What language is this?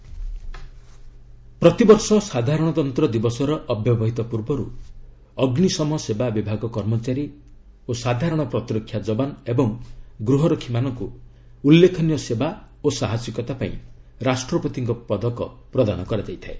Odia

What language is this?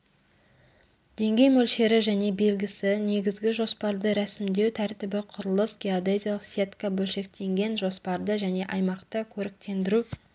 Kazakh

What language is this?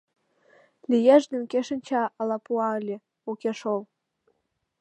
Mari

